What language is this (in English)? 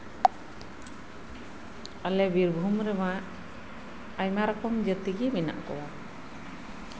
Santali